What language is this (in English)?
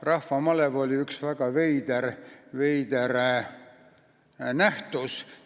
Estonian